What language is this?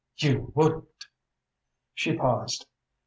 English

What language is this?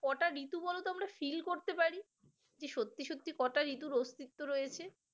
Bangla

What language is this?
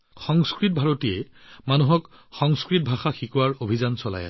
Assamese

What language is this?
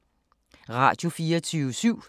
Danish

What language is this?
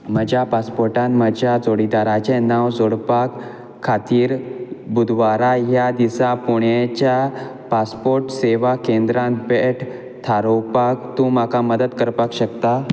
Konkani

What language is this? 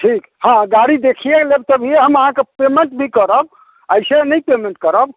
Maithili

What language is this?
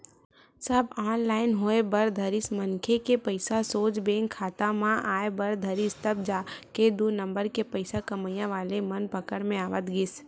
Chhattisgarhi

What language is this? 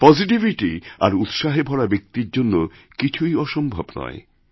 Bangla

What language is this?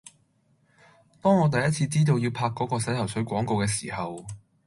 Cantonese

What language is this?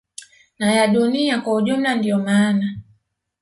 Swahili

